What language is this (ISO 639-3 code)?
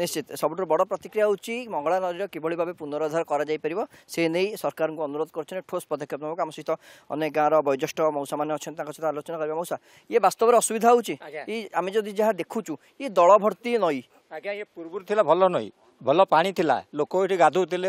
ben